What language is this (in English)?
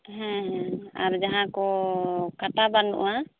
Santali